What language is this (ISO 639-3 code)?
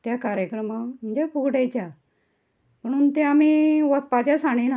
kok